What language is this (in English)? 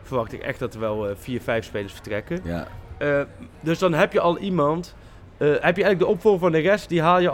Dutch